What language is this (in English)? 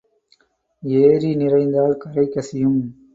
Tamil